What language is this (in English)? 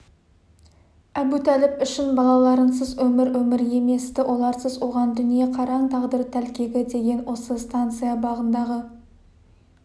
Kazakh